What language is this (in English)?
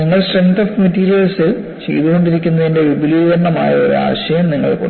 Malayalam